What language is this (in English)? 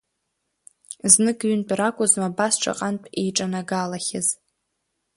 Abkhazian